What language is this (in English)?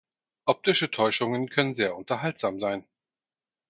German